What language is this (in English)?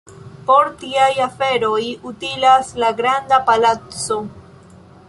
Esperanto